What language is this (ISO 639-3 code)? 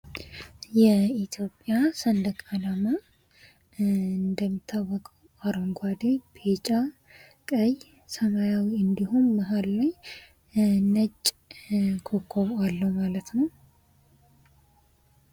amh